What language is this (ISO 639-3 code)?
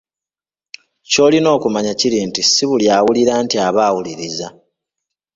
lug